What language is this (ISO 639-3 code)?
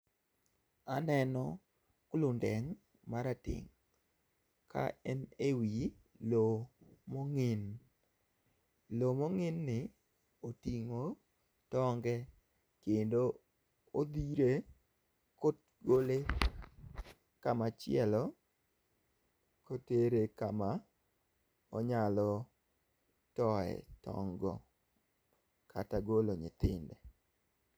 luo